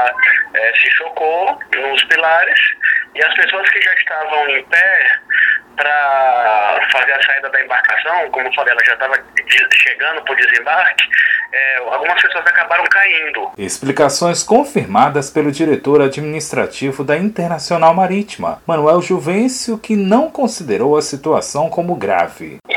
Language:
Portuguese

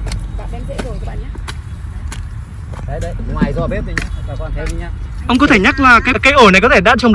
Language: Vietnamese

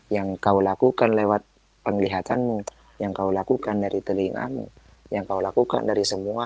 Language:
Indonesian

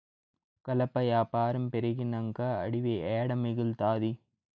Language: Telugu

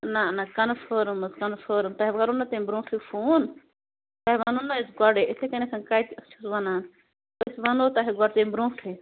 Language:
Kashmiri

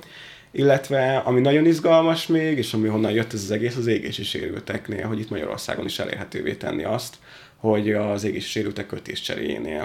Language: Hungarian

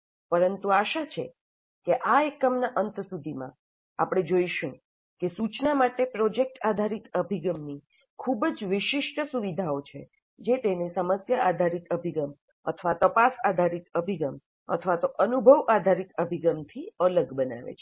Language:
Gujarati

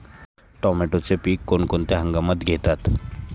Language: Marathi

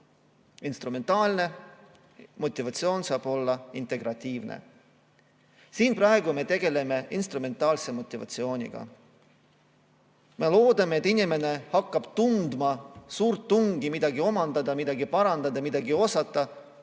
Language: Estonian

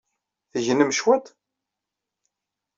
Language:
Kabyle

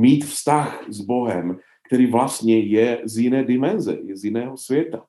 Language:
Czech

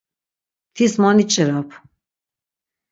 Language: Laz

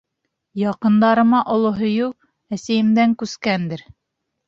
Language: Bashkir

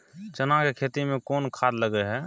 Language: Maithili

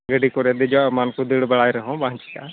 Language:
Santali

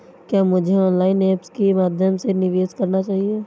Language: Hindi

